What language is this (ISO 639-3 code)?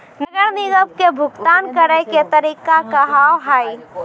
mai